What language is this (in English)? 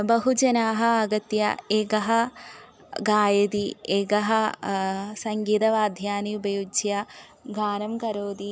Sanskrit